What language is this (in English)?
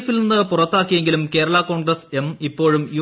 Malayalam